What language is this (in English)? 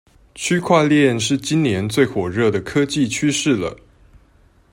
Chinese